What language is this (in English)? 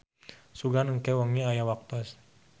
Sundanese